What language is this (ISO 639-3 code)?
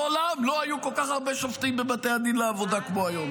heb